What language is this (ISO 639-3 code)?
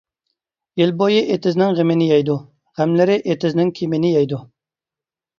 uig